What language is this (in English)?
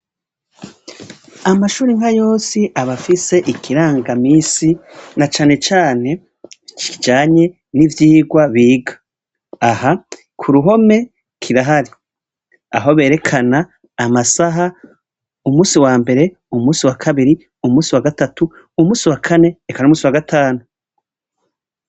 Rundi